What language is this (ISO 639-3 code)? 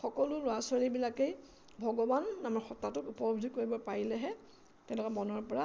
asm